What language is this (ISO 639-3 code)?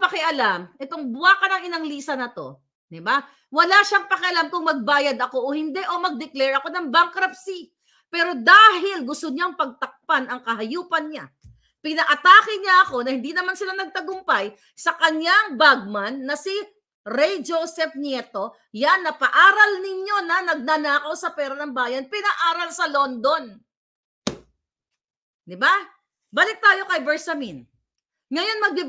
fil